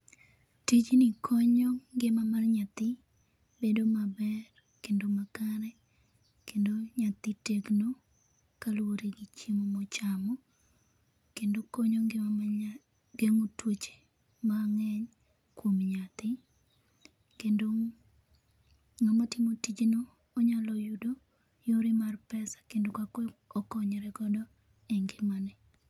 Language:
Luo (Kenya and Tanzania)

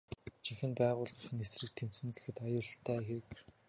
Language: Mongolian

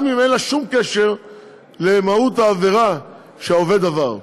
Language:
Hebrew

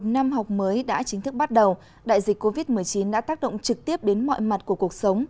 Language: Vietnamese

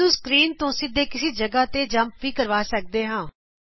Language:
Punjabi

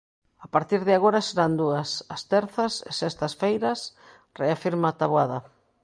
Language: Galician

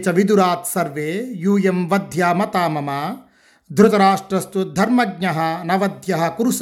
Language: Telugu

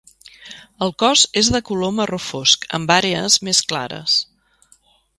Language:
Catalan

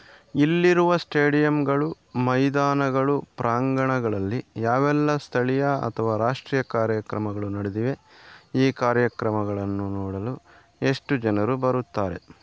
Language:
Kannada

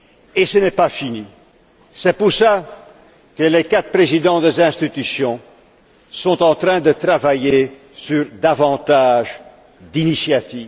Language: French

